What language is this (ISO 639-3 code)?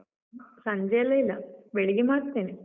kan